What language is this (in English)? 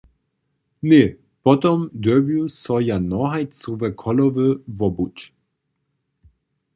Upper Sorbian